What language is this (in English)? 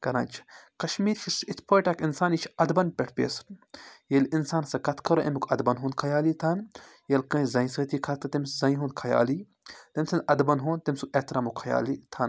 Kashmiri